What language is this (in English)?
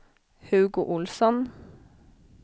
Swedish